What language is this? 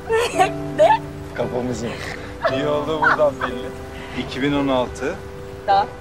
Turkish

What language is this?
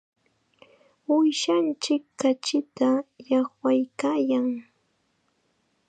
Chiquián Ancash Quechua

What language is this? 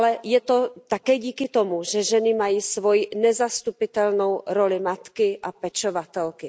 Czech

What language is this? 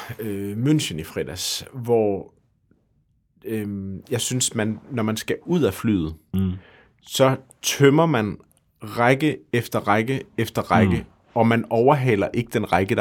Danish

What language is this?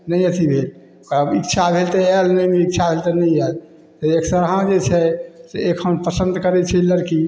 Maithili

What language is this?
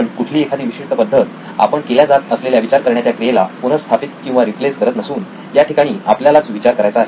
Marathi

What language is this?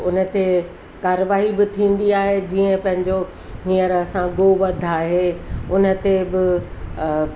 Sindhi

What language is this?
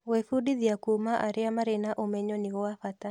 Kikuyu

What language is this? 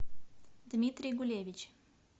Russian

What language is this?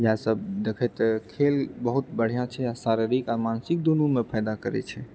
Maithili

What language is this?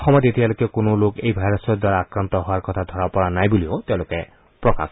Assamese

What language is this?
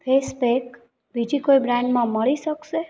Gujarati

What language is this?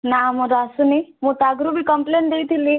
Odia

